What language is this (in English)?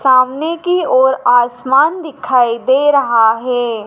Hindi